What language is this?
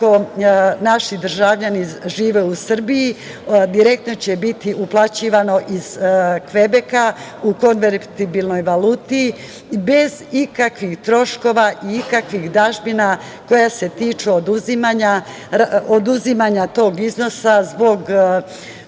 Serbian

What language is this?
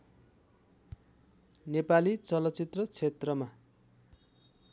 Nepali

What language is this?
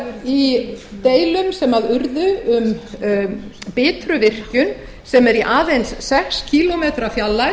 Icelandic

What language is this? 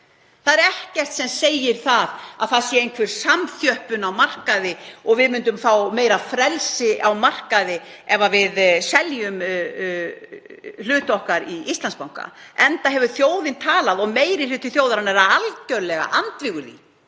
Icelandic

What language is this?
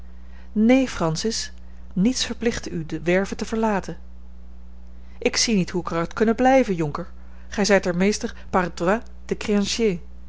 Dutch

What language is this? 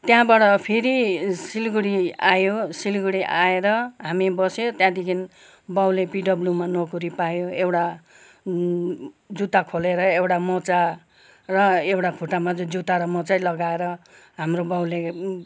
Nepali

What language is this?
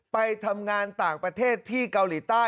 Thai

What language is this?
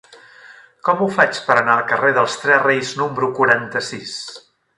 Catalan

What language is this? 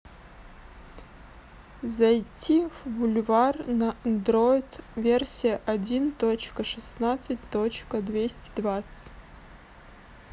Russian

